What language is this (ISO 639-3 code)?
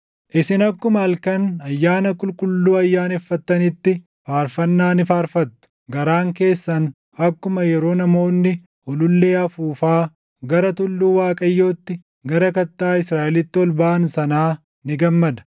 orm